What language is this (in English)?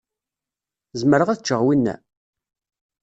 Kabyle